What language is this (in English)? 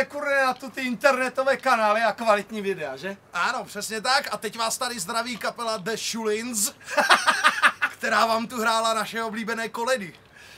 Czech